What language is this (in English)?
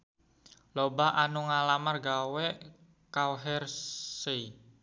Sundanese